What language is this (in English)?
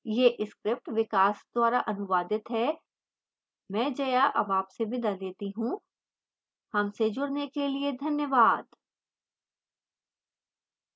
Hindi